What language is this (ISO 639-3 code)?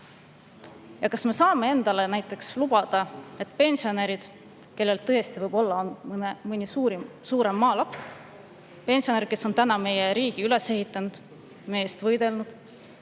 est